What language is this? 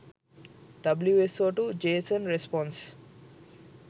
Sinhala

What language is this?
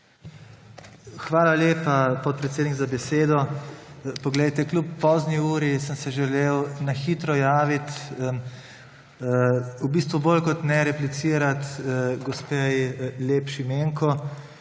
Slovenian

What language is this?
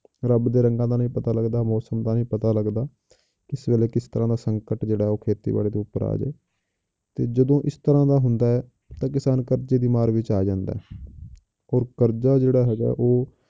Punjabi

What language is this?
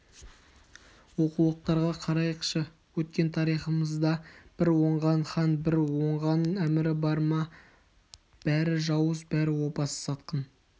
Kazakh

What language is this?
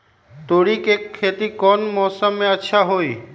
Magahi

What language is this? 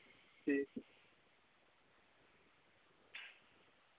Dogri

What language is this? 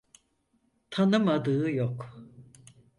Turkish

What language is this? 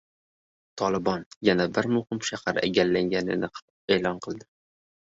Uzbek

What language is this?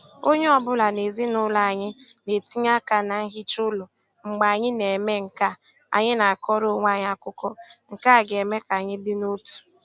Igbo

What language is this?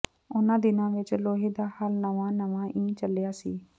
Punjabi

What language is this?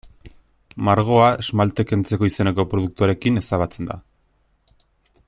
Basque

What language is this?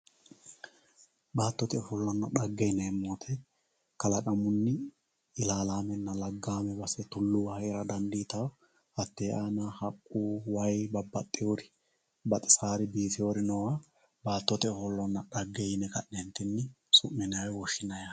Sidamo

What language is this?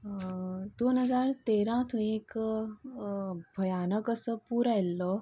Konkani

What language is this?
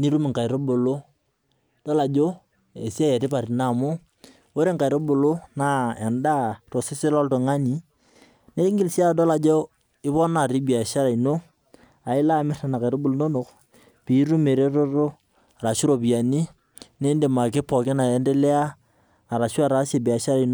Masai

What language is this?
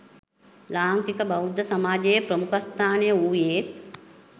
Sinhala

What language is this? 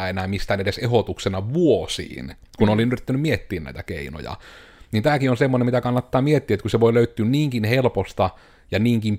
Finnish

